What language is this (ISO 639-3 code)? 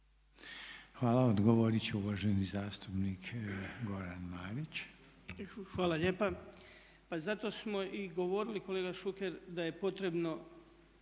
hrv